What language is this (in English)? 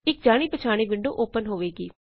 Punjabi